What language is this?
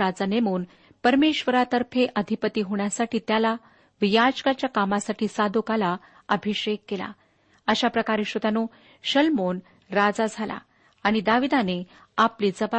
Marathi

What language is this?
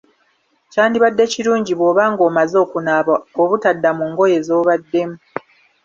Ganda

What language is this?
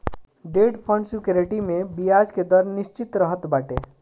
Bhojpuri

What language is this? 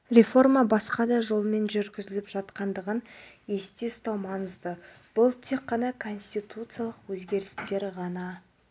Kazakh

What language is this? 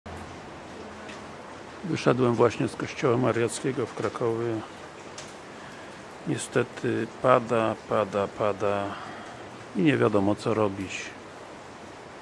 Polish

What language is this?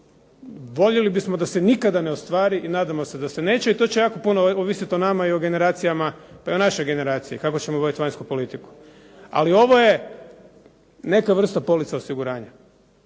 Croatian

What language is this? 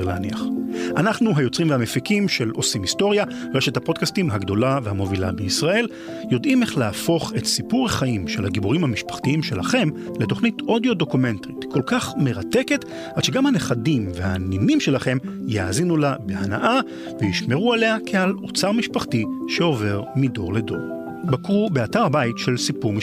Hebrew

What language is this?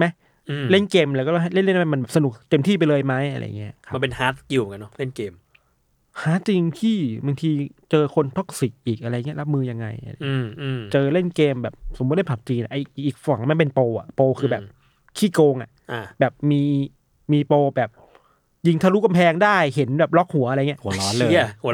Thai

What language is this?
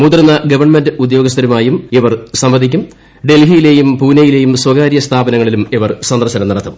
Malayalam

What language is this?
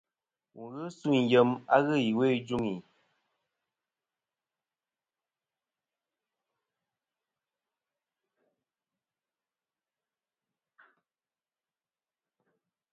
Kom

